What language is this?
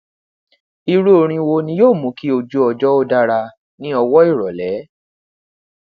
Yoruba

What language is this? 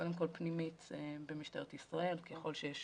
Hebrew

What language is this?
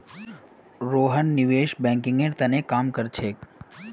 Magahi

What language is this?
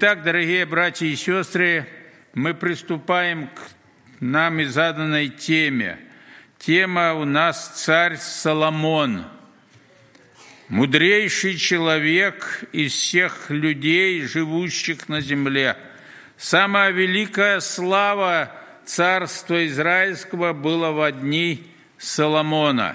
Russian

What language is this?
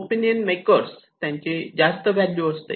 Marathi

